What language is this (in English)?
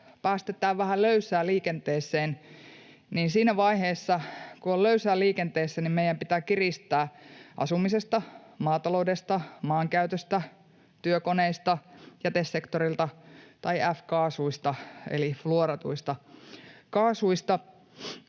Finnish